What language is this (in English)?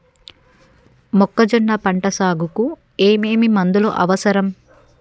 Telugu